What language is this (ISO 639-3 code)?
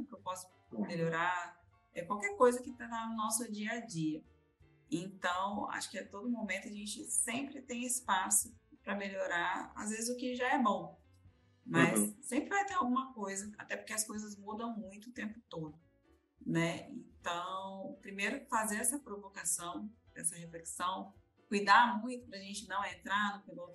por